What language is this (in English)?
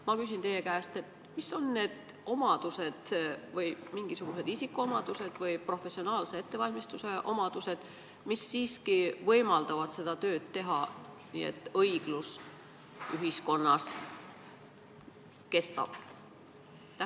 Estonian